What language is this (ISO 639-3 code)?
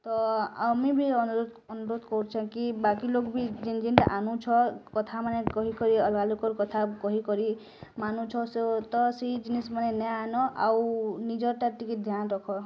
ori